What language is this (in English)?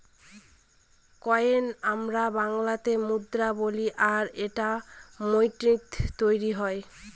Bangla